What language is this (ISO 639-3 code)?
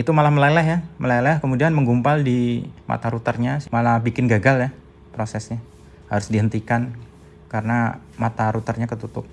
ind